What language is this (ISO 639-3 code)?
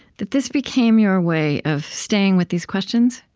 eng